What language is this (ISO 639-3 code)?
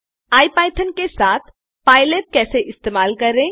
hin